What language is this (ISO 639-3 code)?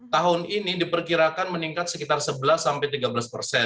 ind